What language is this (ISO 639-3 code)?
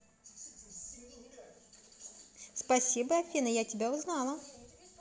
rus